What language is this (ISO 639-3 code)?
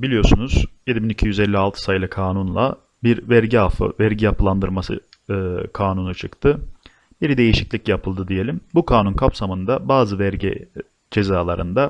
tur